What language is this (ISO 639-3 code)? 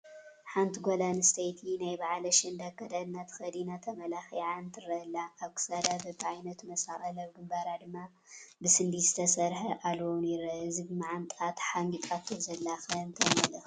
tir